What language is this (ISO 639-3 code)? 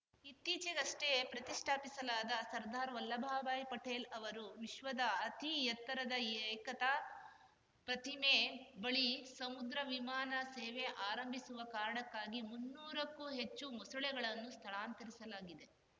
kan